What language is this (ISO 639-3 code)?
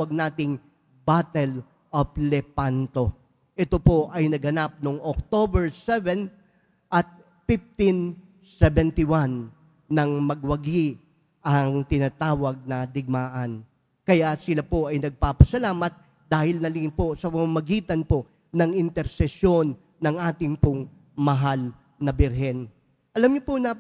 fil